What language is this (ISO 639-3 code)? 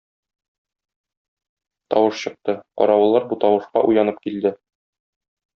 tat